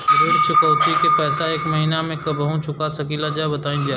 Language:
Bhojpuri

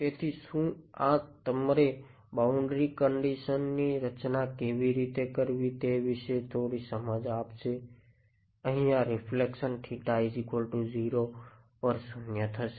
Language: Gujarati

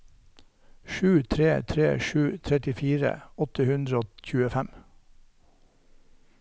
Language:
Norwegian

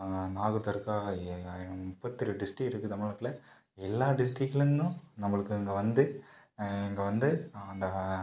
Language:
Tamil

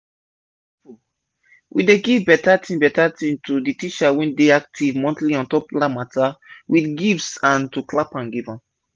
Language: Nigerian Pidgin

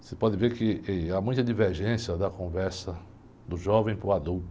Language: Portuguese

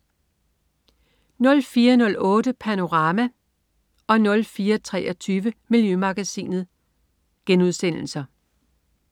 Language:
Danish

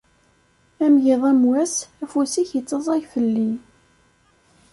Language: Kabyle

